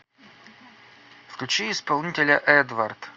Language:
Russian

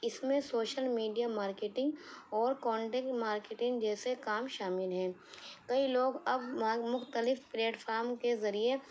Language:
Urdu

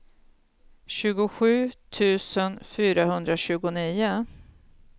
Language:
Swedish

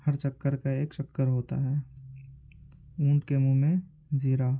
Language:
Urdu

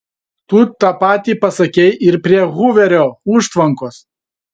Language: Lithuanian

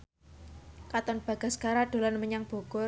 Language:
Javanese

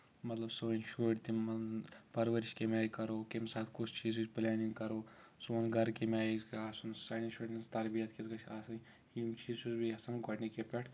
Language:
Kashmiri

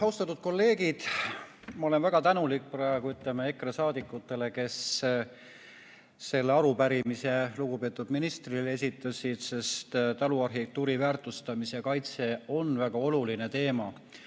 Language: Estonian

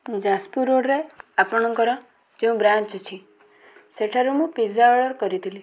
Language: Odia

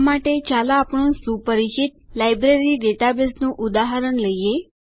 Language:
Gujarati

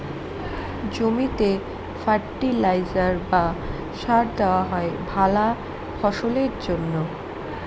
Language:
Bangla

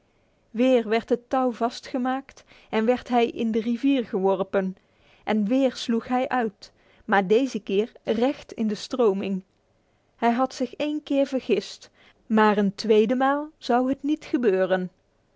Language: Dutch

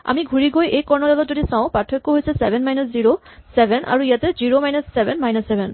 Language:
Assamese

